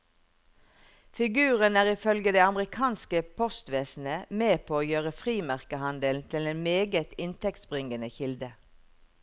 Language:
Norwegian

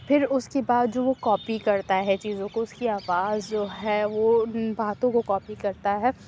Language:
Urdu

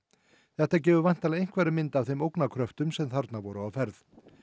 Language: Icelandic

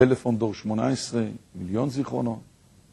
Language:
Hebrew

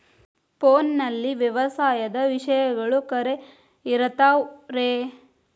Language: Kannada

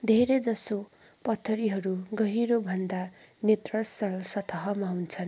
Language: Nepali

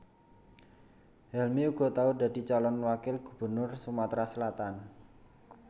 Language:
Javanese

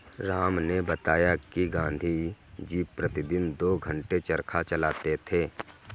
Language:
Hindi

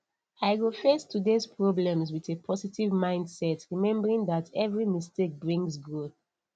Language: Nigerian Pidgin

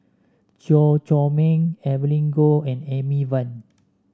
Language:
English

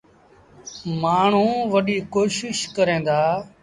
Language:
Sindhi Bhil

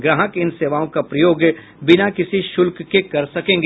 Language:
Hindi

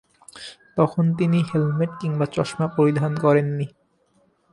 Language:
Bangla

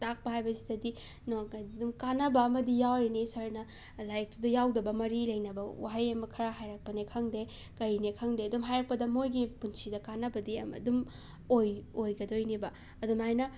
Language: Manipuri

